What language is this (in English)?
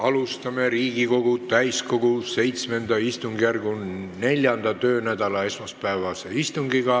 Estonian